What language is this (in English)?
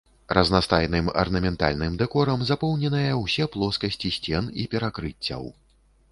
Belarusian